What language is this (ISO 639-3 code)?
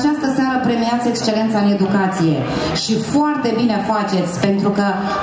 ron